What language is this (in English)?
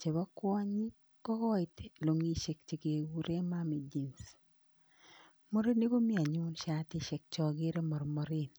Kalenjin